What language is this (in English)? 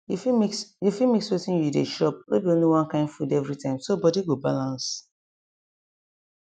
Nigerian Pidgin